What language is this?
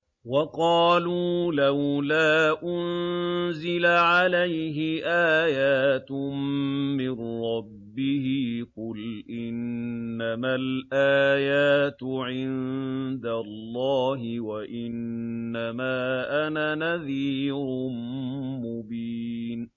Arabic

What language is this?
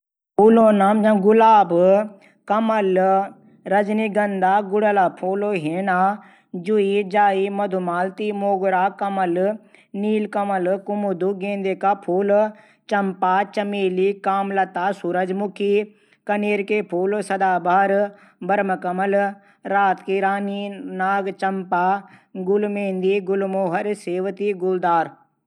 Garhwali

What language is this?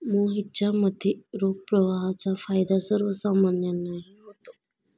Marathi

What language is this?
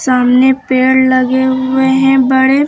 Hindi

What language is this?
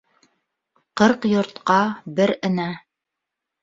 Bashkir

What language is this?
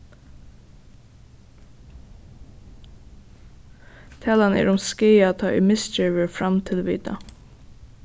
Faroese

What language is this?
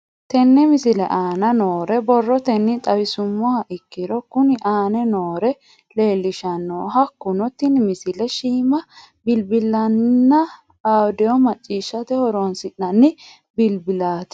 Sidamo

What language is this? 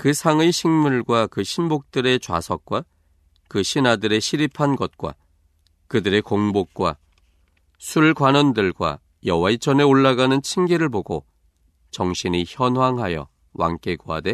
Korean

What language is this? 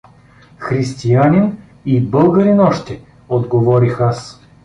Bulgarian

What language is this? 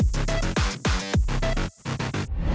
Thai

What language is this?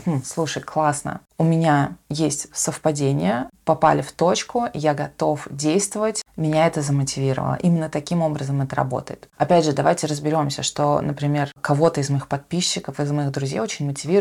Russian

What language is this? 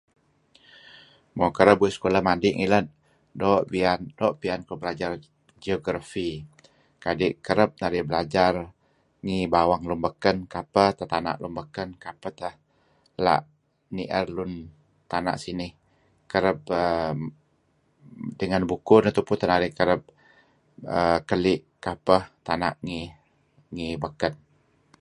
Kelabit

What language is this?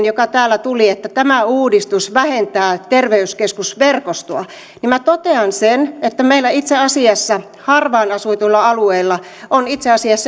Finnish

